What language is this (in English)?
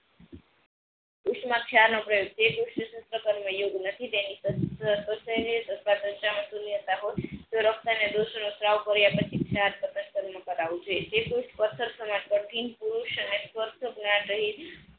Gujarati